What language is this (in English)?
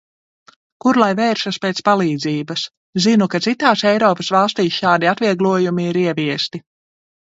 Latvian